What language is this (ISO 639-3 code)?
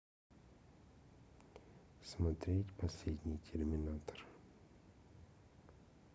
rus